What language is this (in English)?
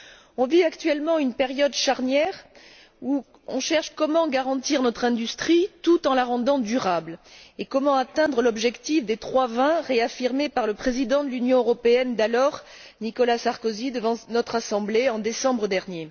French